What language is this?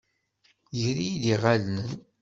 Kabyle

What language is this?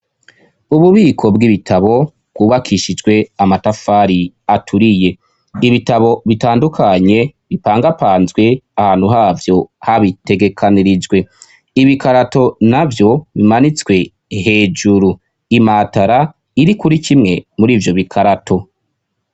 Rundi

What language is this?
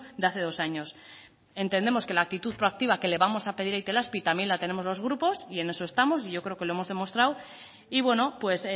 Spanish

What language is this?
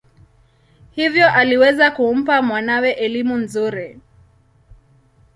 Swahili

